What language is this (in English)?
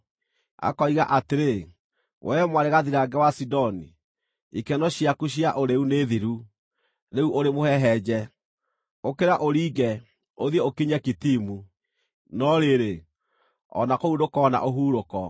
Kikuyu